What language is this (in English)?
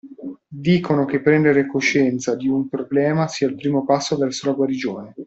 Italian